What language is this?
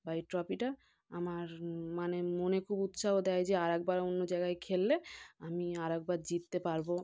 Bangla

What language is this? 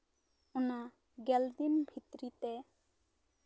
Santali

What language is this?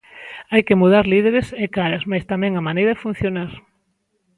Galician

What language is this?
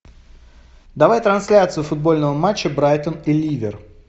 Russian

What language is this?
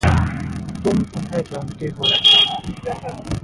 Hindi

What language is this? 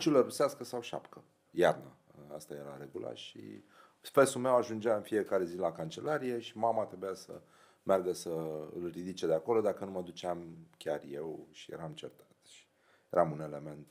Romanian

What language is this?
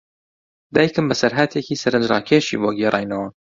Central Kurdish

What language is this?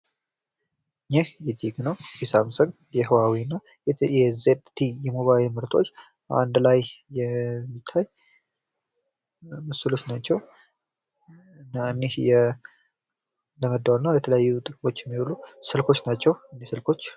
Amharic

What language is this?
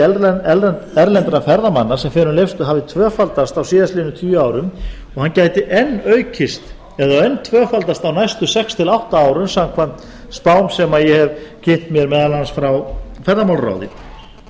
Icelandic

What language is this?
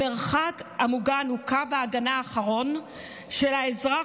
Hebrew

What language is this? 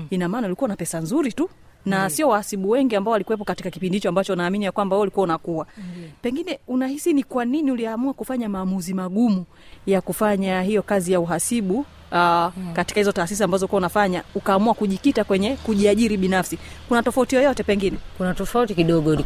Swahili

